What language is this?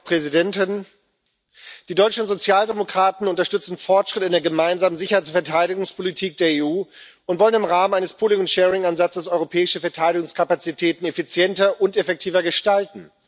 German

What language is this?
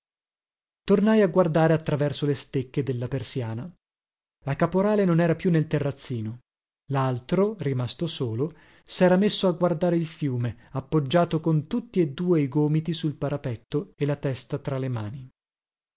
Italian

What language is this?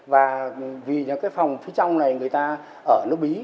Vietnamese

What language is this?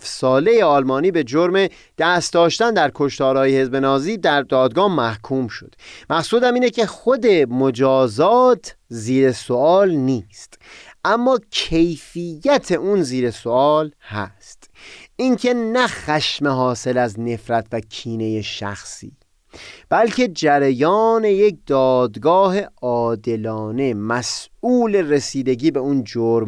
Persian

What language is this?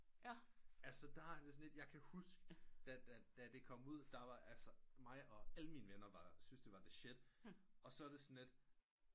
Danish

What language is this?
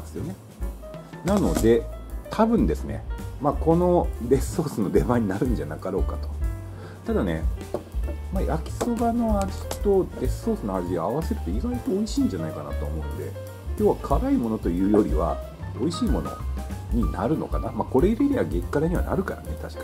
Japanese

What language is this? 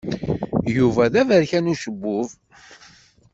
Kabyle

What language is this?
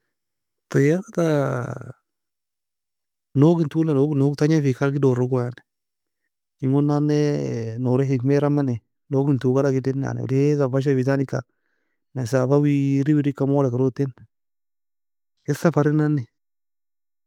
Nobiin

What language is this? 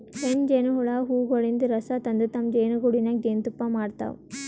Kannada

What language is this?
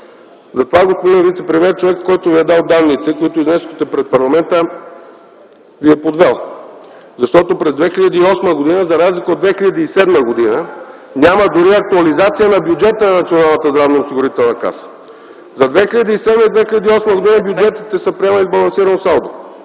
Bulgarian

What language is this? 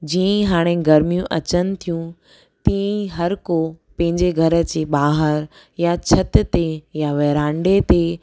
Sindhi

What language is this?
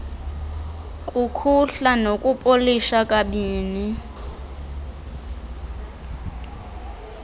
Xhosa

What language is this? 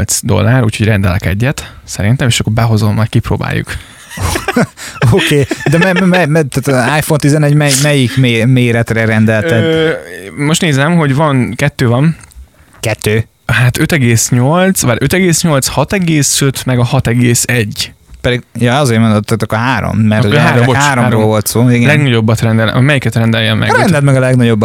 Hungarian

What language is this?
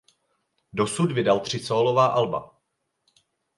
Czech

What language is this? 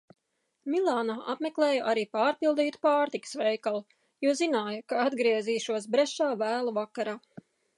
Latvian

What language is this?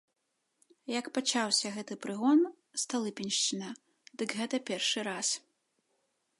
Belarusian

